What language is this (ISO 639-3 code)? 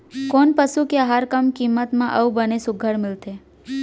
hne